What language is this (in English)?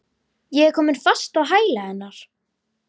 Icelandic